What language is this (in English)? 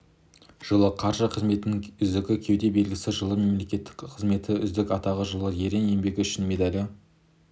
Kazakh